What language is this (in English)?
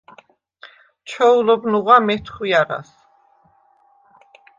Svan